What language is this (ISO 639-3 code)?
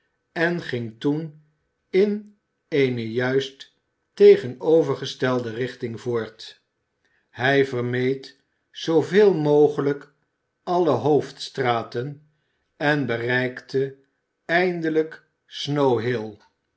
nld